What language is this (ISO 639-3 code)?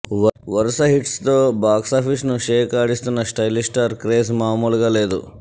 tel